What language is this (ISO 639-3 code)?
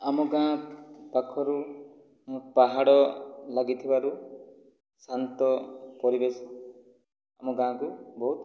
ori